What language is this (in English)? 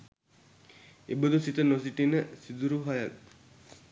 Sinhala